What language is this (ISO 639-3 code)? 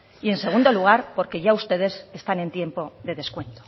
spa